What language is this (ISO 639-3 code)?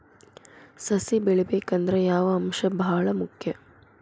kan